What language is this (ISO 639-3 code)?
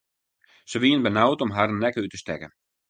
fry